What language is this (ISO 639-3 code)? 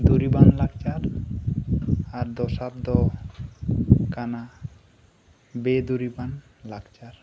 sat